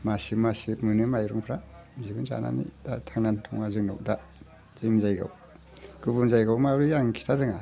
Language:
Bodo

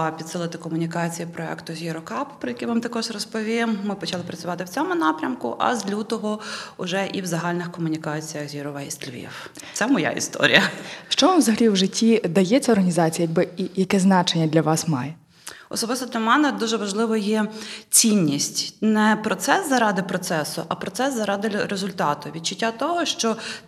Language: Ukrainian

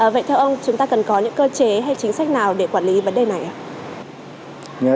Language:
Vietnamese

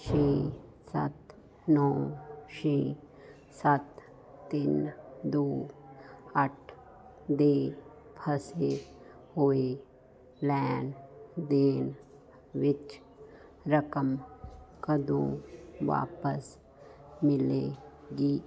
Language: Punjabi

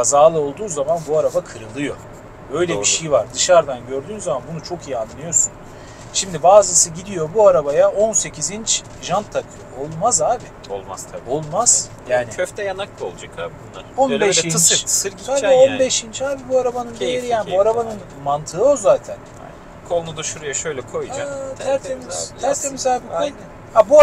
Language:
Turkish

